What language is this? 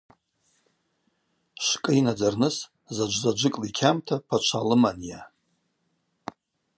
Abaza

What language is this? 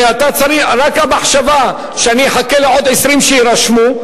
Hebrew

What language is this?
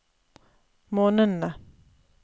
Norwegian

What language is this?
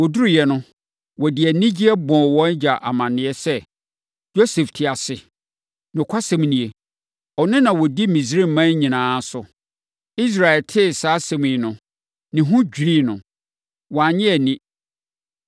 Akan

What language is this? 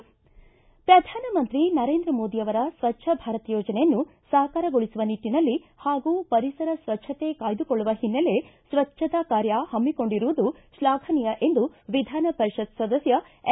Kannada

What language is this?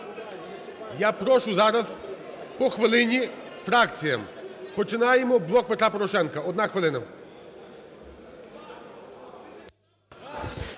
Ukrainian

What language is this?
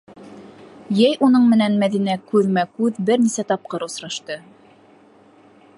Bashkir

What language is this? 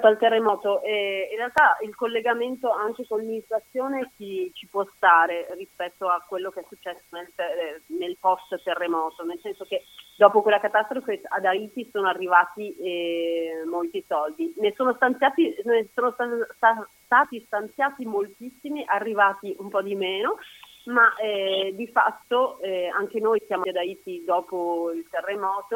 Italian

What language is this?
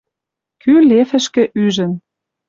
Western Mari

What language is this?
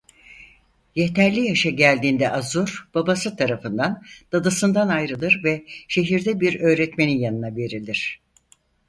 Turkish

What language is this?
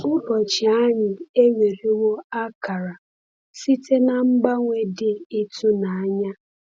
Igbo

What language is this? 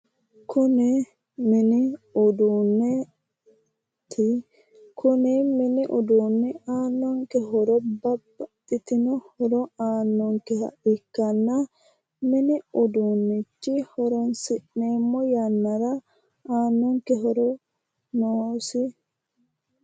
Sidamo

